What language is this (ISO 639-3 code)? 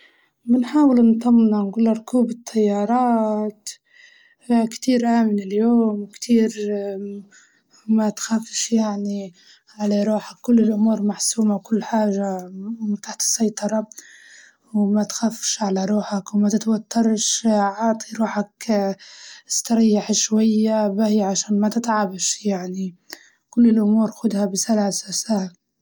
ayl